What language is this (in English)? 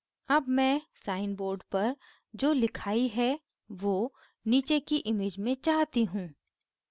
Hindi